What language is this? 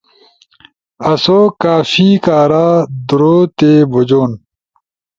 Ushojo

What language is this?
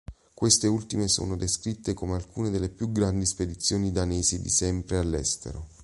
Italian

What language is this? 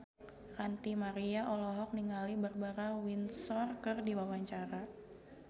Sundanese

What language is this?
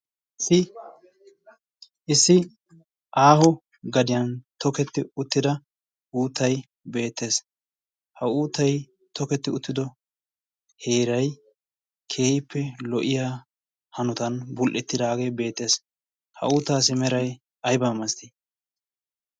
Wolaytta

